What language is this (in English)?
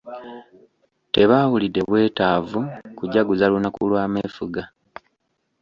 Ganda